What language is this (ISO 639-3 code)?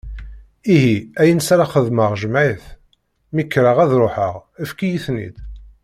kab